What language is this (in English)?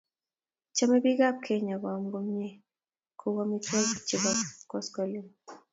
Kalenjin